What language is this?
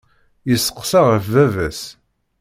Kabyle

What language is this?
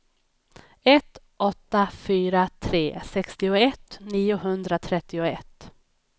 Swedish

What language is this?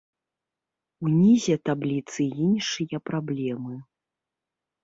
Belarusian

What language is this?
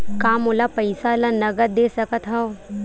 Chhattisgarhi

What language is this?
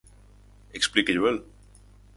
Galician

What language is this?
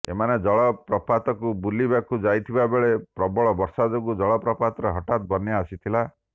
Odia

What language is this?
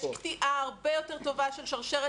Hebrew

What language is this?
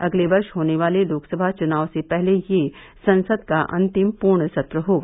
Hindi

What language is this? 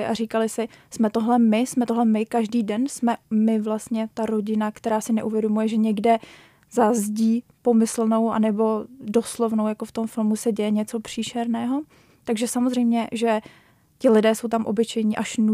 Czech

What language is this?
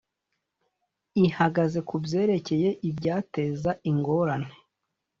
Kinyarwanda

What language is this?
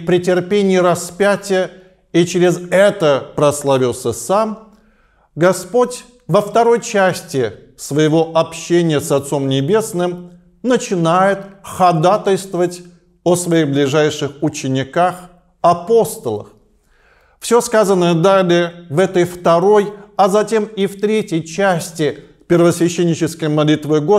Russian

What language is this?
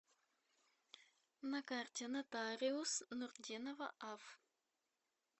Russian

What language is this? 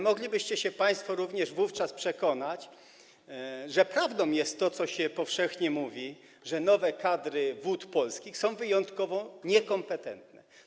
Polish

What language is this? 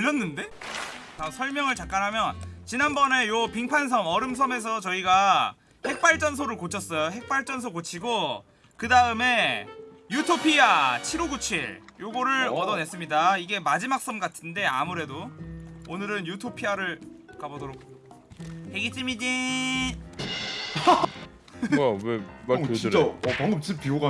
Korean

